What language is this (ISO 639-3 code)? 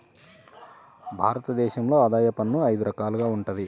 tel